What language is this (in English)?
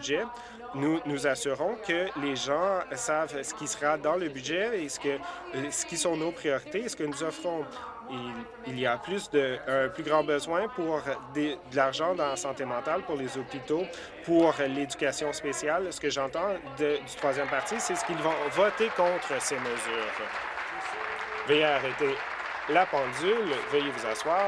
French